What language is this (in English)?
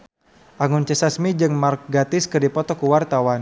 Sundanese